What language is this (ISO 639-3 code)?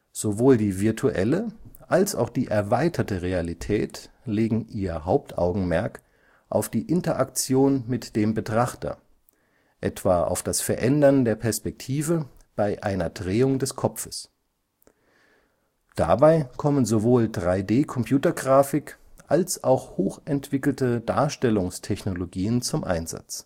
deu